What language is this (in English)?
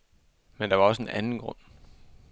Danish